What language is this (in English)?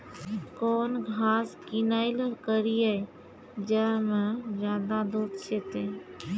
Maithili